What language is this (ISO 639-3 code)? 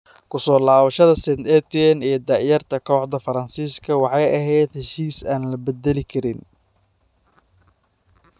som